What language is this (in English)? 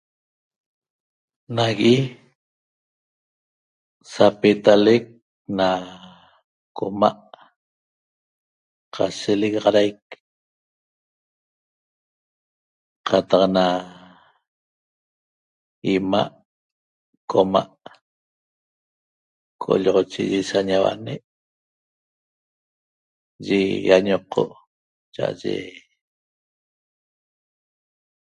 Toba